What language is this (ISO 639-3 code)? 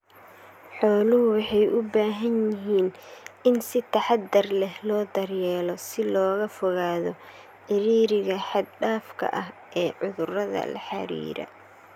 som